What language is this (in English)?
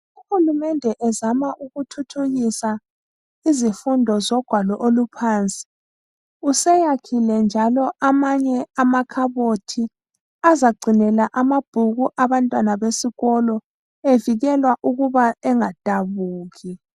North Ndebele